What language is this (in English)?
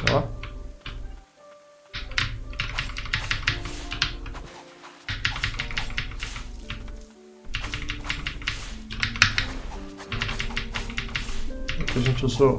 Portuguese